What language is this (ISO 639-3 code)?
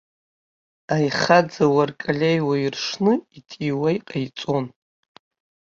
abk